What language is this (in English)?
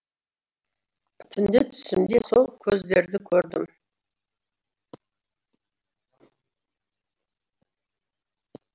Kazakh